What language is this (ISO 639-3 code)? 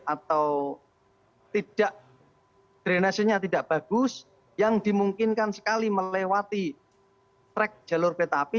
ind